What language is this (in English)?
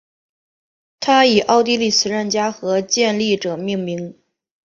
Chinese